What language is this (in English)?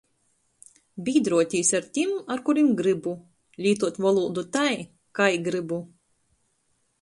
Latgalian